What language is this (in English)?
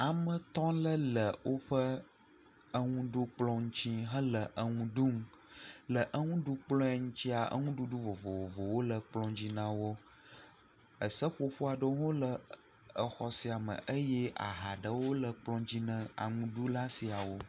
Ewe